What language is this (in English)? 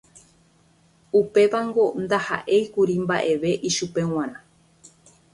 Guarani